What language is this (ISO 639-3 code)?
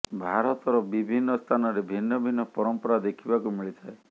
ori